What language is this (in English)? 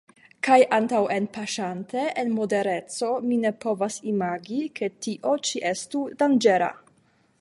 Esperanto